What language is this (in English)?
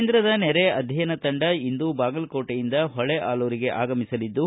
Kannada